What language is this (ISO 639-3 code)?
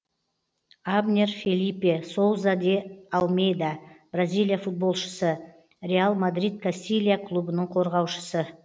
kaz